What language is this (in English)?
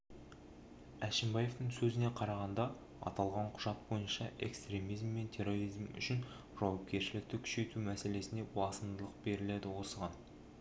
Kazakh